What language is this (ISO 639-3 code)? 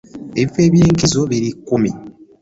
lug